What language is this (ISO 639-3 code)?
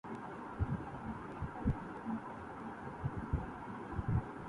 urd